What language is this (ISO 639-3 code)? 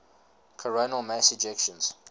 eng